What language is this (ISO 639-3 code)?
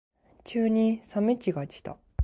jpn